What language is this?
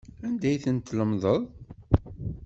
Kabyle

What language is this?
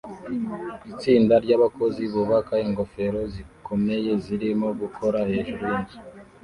Kinyarwanda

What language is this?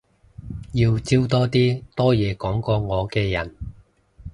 Cantonese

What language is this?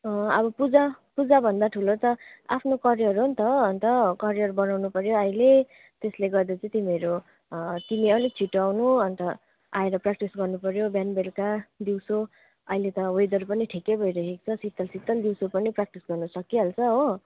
Nepali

